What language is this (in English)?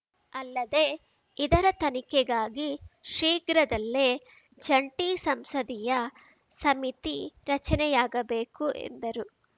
Kannada